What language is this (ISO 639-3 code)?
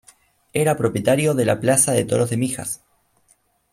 spa